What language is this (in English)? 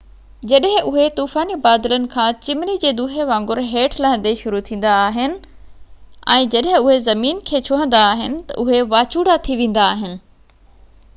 Sindhi